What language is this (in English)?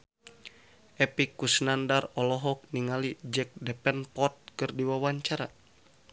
Sundanese